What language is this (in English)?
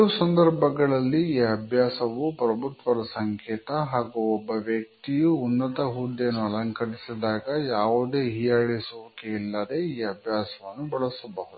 Kannada